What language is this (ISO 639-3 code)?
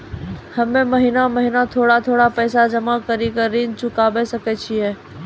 mai